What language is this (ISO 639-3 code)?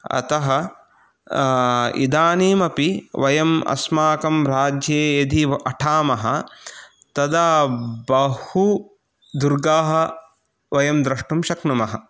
san